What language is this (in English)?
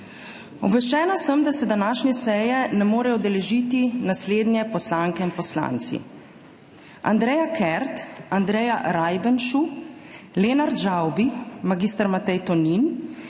Slovenian